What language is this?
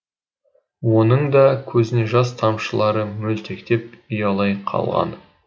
Kazakh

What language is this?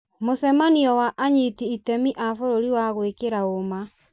Kikuyu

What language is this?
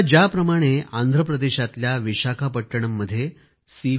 Marathi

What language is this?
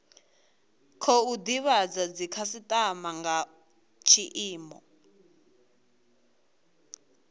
Venda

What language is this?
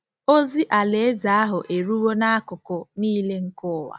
Igbo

